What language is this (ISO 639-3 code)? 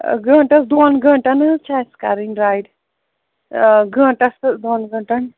kas